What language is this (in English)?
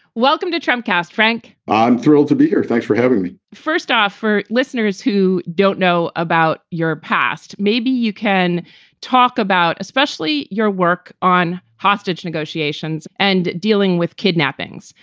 English